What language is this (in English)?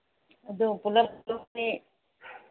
Manipuri